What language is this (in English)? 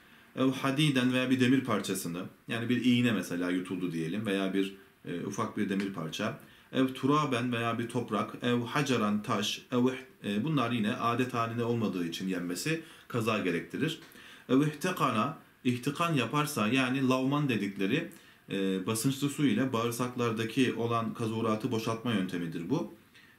Turkish